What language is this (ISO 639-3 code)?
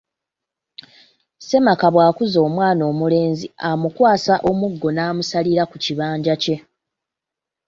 lug